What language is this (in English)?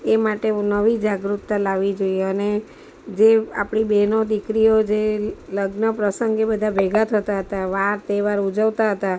Gujarati